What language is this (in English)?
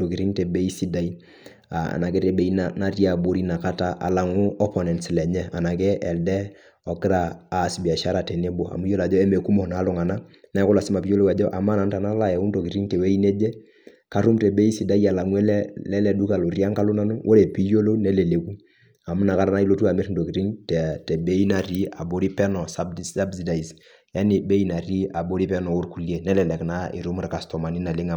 Masai